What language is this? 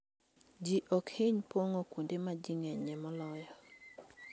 Luo (Kenya and Tanzania)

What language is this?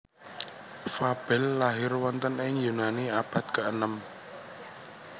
Javanese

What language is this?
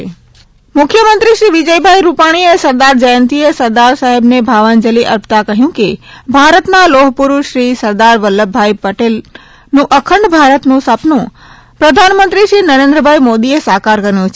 Gujarati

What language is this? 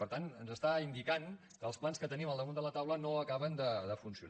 Catalan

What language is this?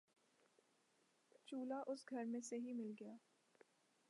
Urdu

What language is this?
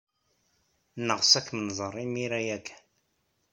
Kabyle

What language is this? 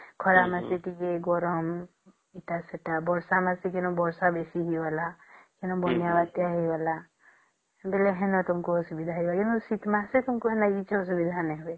Odia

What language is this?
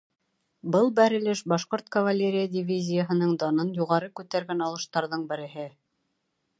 Bashkir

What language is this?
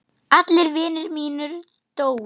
Icelandic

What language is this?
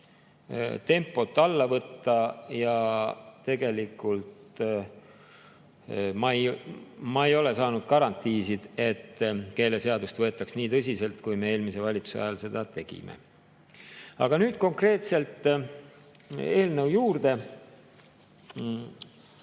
Estonian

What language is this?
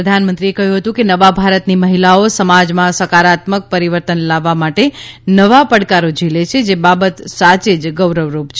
Gujarati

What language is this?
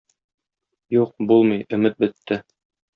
Tatar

